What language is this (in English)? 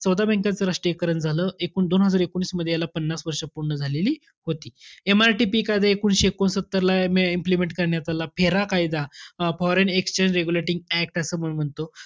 Marathi